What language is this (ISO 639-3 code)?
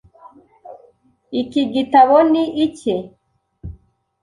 kin